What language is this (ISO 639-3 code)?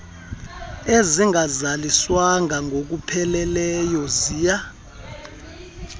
xho